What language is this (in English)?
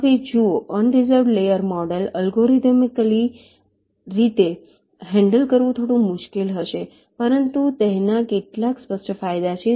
Gujarati